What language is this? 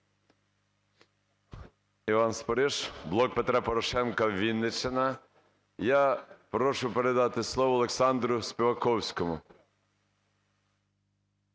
Ukrainian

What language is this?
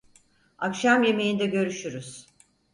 Turkish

